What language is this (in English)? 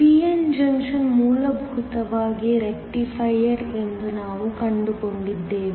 Kannada